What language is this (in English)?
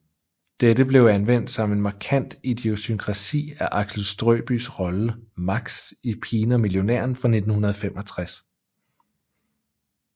Danish